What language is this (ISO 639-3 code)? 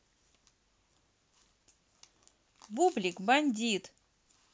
rus